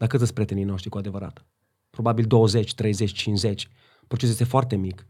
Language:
Romanian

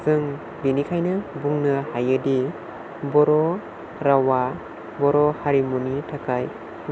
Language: Bodo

